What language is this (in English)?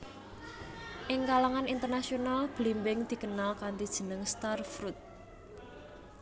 Javanese